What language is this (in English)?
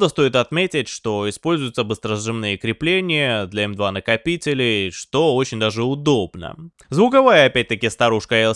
Russian